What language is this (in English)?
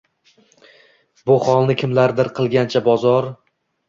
Uzbek